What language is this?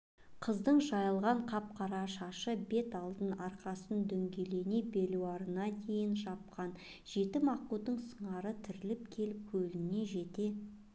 Kazakh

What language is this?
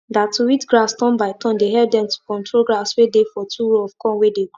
Nigerian Pidgin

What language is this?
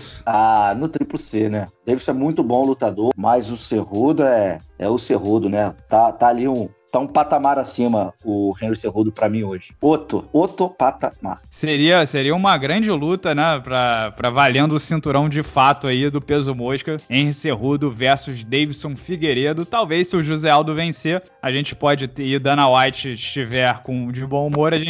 Portuguese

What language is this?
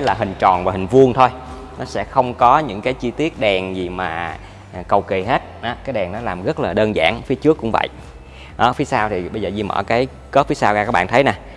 Vietnamese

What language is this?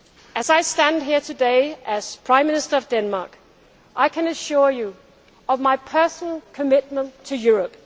English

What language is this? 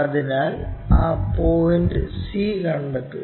Malayalam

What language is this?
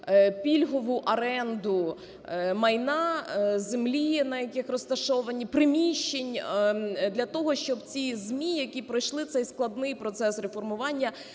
Ukrainian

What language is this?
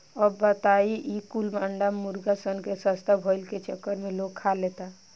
Bhojpuri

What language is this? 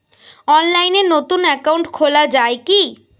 Bangla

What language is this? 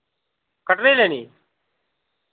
Dogri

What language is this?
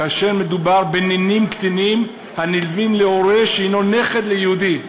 Hebrew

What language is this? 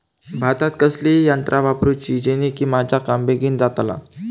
Marathi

